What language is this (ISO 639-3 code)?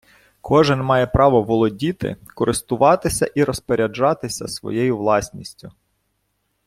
ukr